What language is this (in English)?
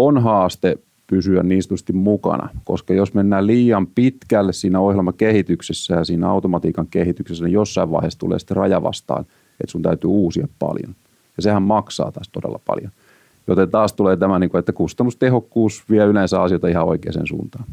Finnish